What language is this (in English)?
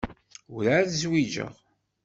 Kabyle